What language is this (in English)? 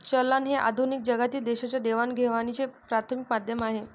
Marathi